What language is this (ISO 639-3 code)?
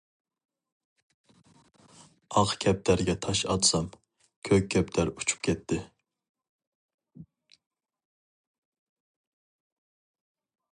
uig